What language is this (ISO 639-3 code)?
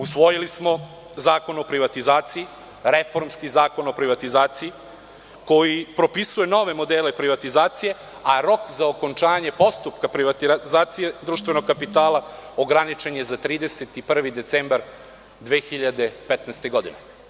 srp